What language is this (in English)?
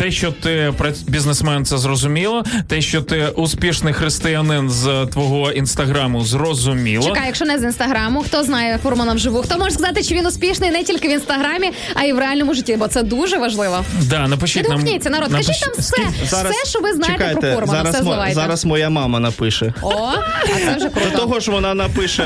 Ukrainian